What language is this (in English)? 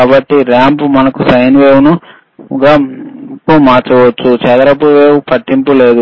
Telugu